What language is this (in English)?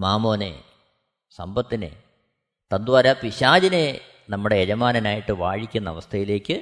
Malayalam